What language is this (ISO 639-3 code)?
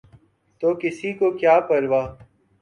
urd